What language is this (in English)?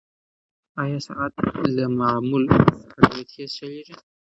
Pashto